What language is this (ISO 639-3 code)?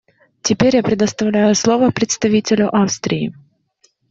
rus